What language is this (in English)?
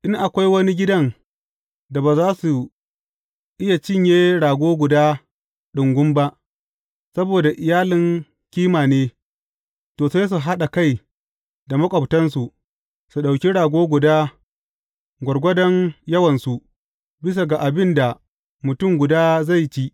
Hausa